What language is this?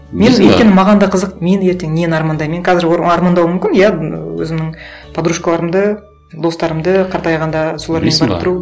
Kazakh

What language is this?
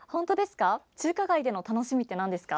Japanese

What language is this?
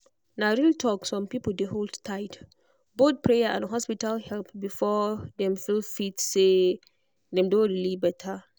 Nigerian Pidgin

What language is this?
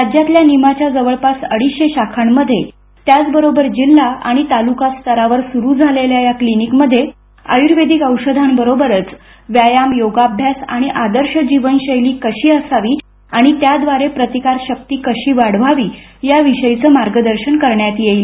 Marathi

